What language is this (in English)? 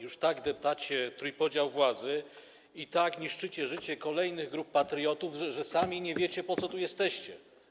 Polish